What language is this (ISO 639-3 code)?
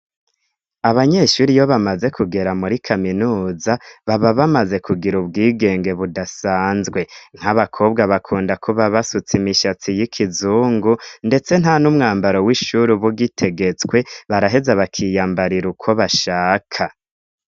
run